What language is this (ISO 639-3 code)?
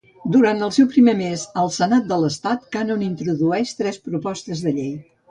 cat